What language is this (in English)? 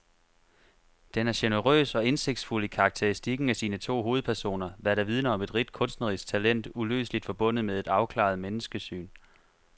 Danish